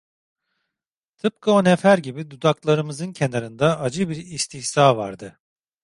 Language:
Turkish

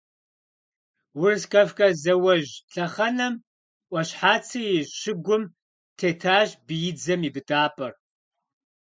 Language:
Kabardian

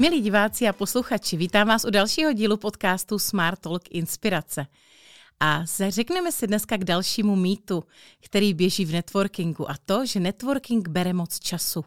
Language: Czech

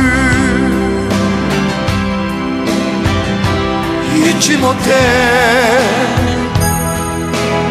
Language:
Korean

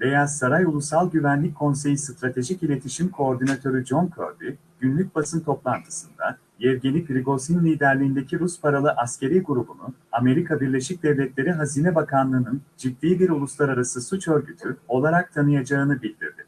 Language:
Turkish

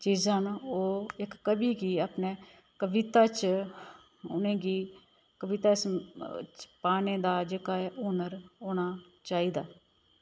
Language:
Dogri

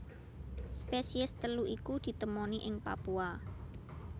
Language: Javanese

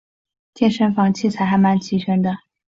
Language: Chinese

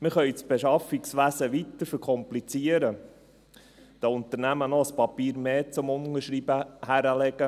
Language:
Swiss German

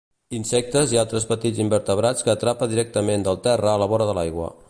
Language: Catalan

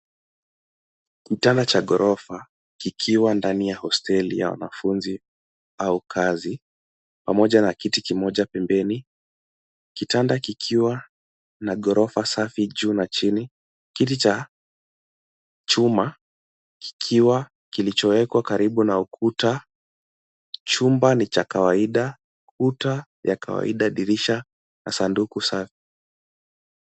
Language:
Swahili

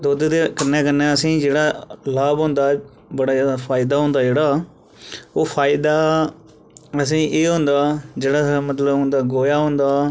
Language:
Dogri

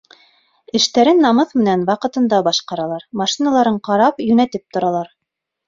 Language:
Bashkir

